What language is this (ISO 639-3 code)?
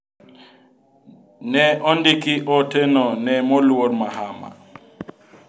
luo